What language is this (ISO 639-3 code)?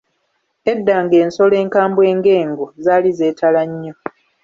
lug